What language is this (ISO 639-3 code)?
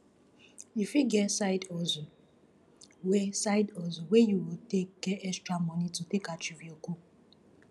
pcm